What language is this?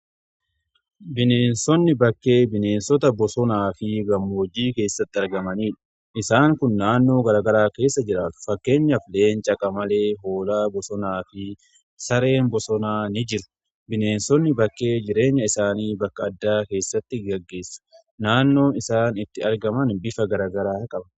Oromo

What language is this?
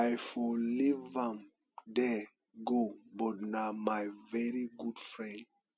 Nigerian Pidgin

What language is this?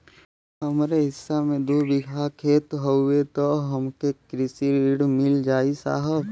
Bhojpuri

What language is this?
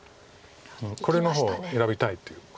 Japanese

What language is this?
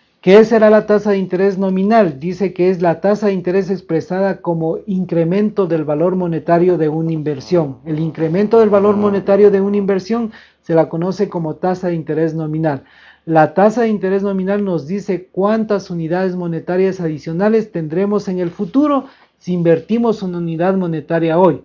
Spanish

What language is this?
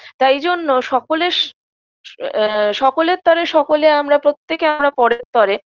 Bangla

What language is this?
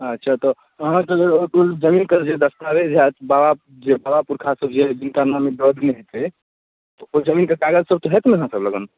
Maithili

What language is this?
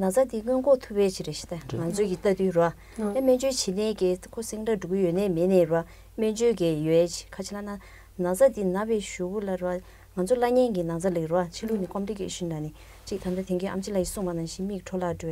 Korean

